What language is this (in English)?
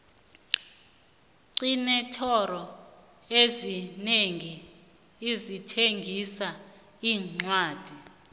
South Ndebele